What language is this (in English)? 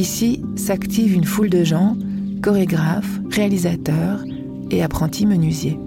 French